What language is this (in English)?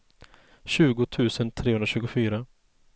Swedish